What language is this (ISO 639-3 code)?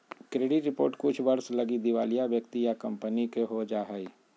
mag